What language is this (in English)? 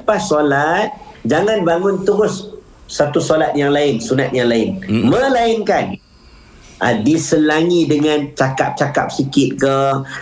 Malay